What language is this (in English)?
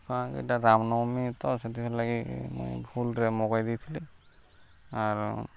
Odia